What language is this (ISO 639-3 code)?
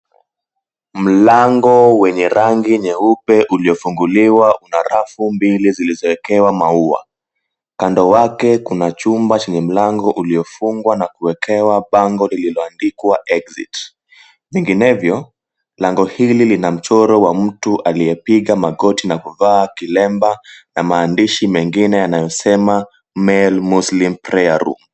swa